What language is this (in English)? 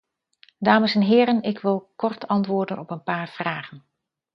Dutch